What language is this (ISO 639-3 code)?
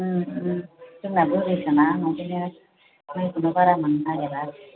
brx